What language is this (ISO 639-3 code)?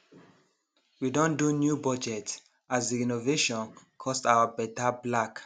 pcm